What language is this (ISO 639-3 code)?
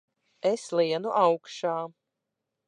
lav